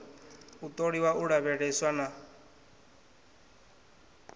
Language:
Venda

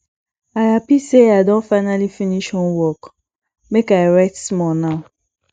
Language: Nigerian Pidgin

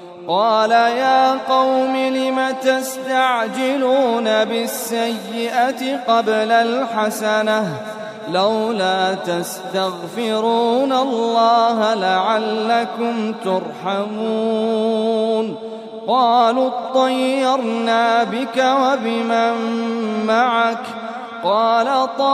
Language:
Arabic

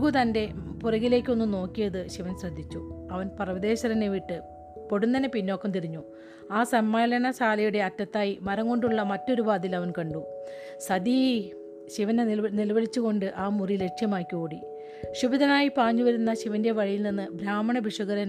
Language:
Malayalam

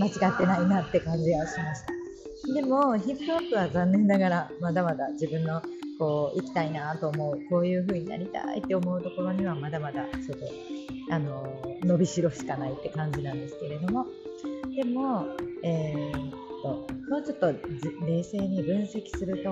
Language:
Japanese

